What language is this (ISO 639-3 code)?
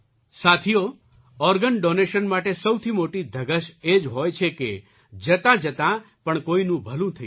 guj